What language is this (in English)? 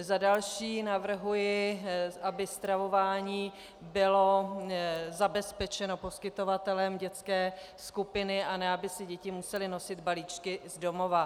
Czech